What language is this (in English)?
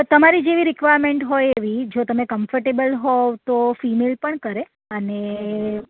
Gujarati